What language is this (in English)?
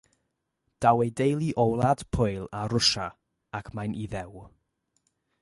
Welsh